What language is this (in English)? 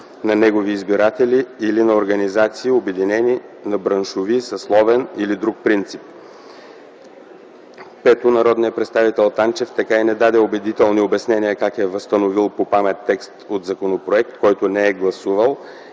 Bulgarian